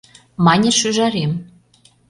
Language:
Mari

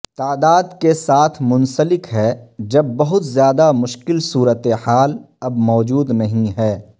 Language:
Urdu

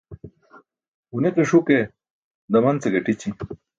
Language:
Burushaski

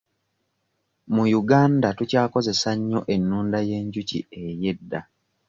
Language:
Ganda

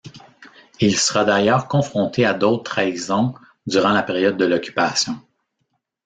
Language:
French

